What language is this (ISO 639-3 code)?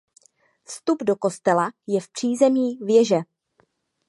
ces